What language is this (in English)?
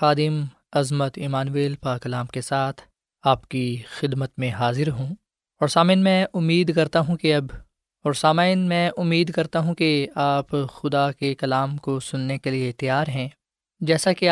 Urdu